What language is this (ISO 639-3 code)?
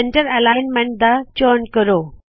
pan